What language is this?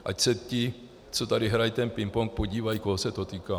Czech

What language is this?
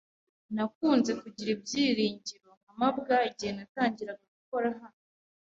Kinyarwanda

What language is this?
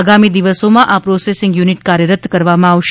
Gujarati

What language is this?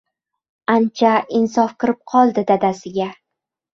Uzbek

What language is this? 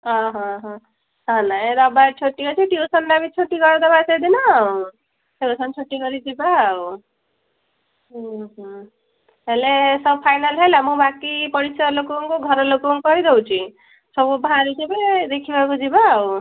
Odia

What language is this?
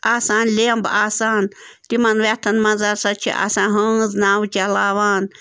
Kashmiri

